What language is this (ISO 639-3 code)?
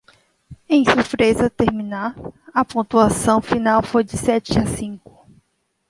por